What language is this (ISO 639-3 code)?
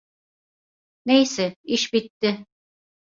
tur